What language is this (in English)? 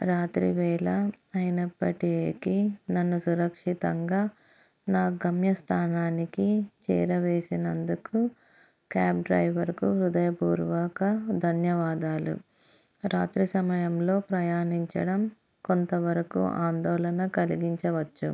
Telugu